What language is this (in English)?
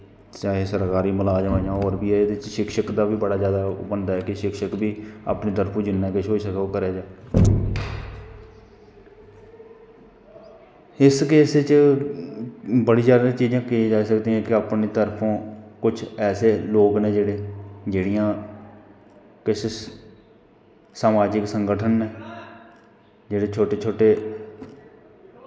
Dogri